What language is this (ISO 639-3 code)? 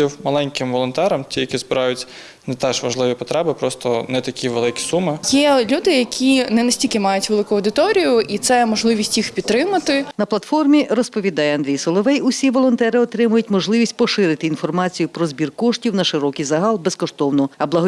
ukr